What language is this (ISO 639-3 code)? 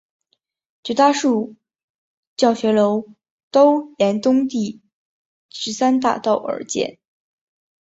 zho